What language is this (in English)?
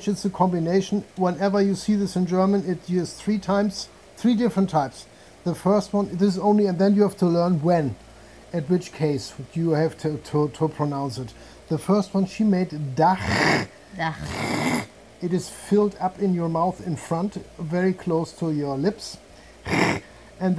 English